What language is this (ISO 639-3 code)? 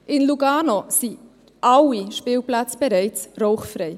gsw